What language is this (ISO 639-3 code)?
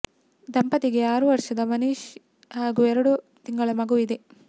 kan